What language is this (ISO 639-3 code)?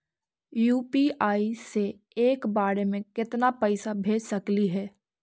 mag